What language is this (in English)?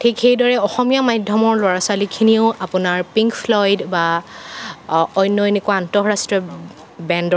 Assamese